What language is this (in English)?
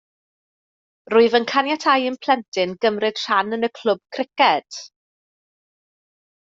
Welsh